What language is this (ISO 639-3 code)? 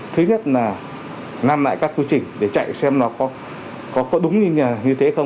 vie